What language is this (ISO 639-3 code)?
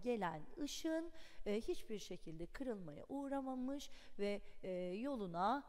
tur